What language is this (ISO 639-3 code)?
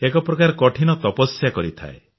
ori